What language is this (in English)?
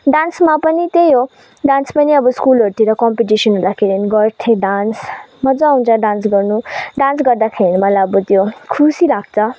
Nepali